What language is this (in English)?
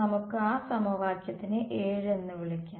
Malayalam